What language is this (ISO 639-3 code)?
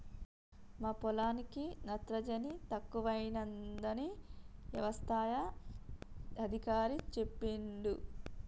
tel